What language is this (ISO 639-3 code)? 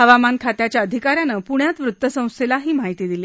mar